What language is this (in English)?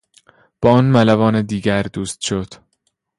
Persian